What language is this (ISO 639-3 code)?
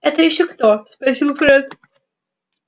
rus